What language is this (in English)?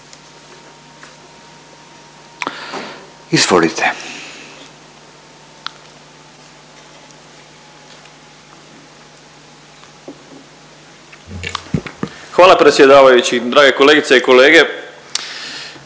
Croatian